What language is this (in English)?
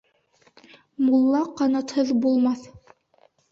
Bashkir